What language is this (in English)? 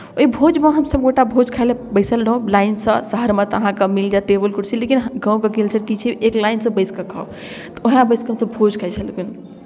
Maithili